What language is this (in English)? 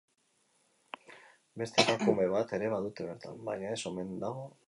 Basque